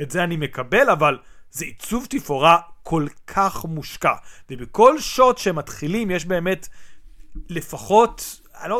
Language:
Hebrew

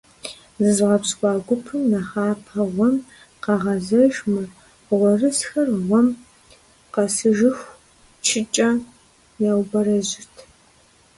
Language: Kabardian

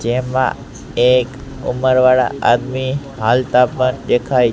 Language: Gujarati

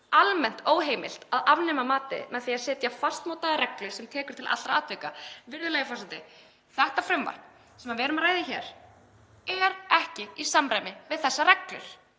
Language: Icelandic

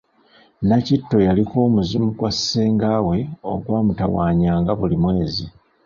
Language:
Ganda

